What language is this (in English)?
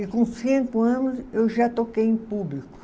Portuguese